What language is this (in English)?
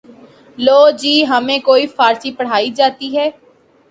Urdu